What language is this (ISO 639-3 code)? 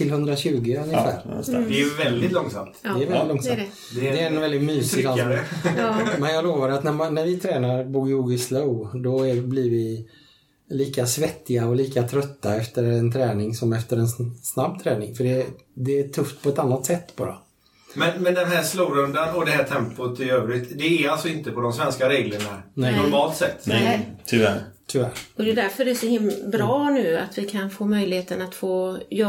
swe